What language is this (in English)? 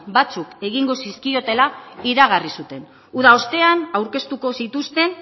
Basque